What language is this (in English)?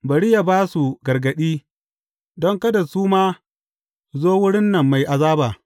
Hausa